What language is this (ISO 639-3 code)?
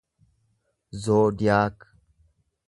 orm